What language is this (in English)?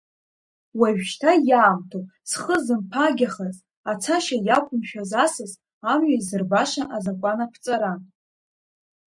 Abkhazian